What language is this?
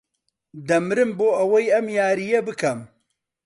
Central Kurdish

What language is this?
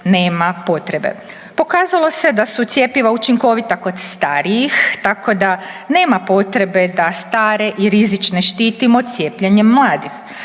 Croatian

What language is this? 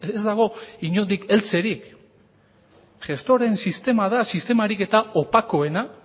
Basque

